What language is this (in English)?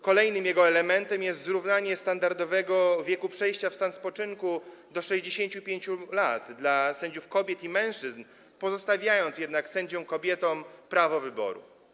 Polish